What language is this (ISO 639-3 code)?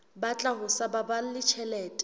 sot